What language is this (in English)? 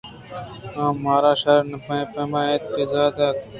Eastern Balochi